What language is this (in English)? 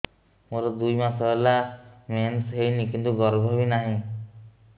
Odia